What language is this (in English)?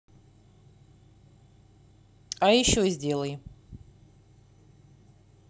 Russian